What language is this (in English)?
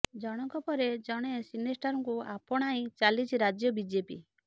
Odia